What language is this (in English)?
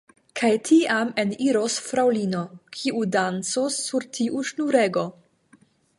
Esperanto